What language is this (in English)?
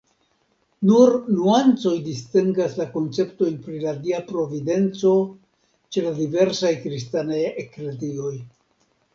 Esperanto